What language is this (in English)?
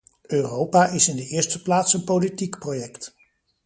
Dutch